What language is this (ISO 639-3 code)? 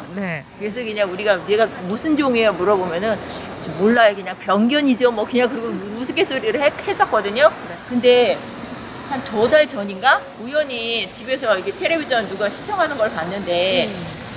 kor